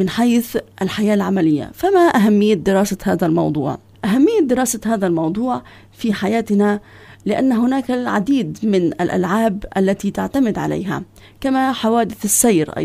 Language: Arabic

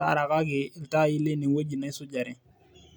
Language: Masai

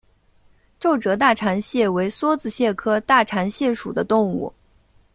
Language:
Chinese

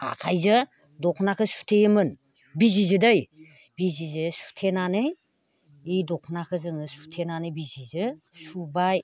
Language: Bodo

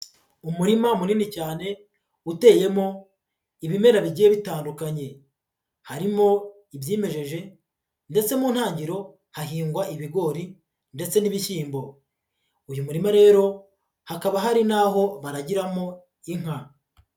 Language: Kinyarwanda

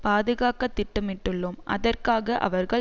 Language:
Tamil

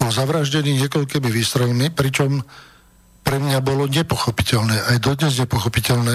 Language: Slovak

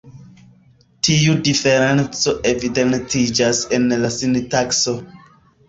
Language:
Esperanto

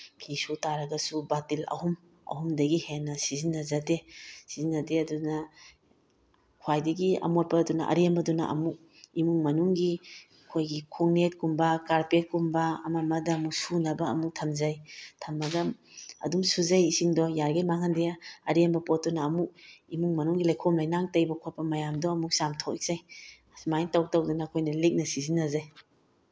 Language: Manipuri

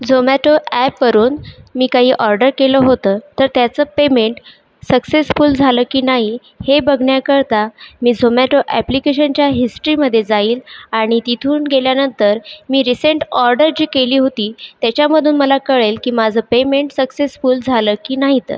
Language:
Marathi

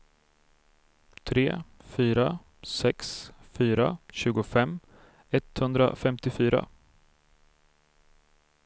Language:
Swedish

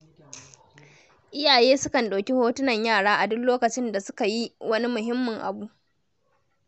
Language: Hausa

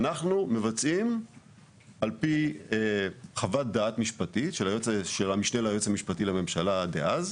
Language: Hebrew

